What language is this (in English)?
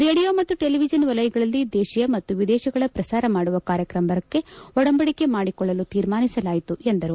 Kannada